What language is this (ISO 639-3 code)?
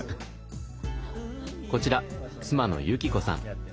jpn